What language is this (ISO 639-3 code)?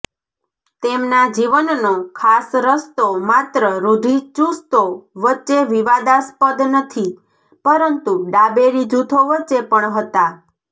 guj